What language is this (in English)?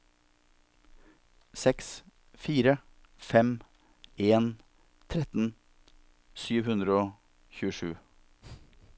Norwegian